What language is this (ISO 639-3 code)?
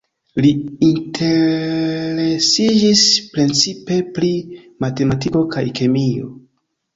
epo